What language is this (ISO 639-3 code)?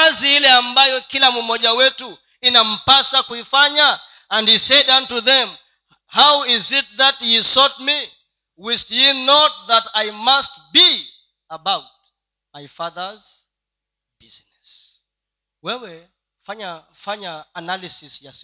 swa